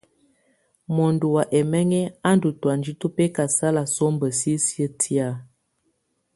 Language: Tunen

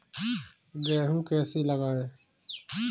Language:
Hindi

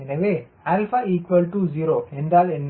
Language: Tamil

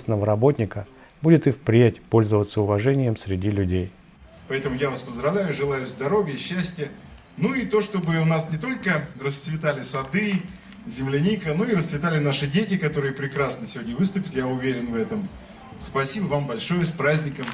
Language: Russian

